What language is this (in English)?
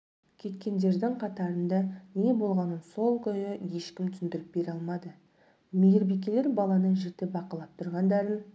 Kazakh